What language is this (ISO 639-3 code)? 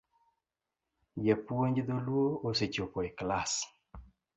luo